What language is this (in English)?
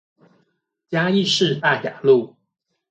Chinese